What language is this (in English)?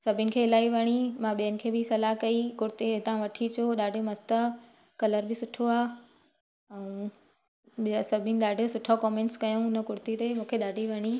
Sindhi